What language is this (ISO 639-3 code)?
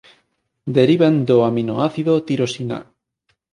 glg